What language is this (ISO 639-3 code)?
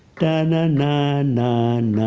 eng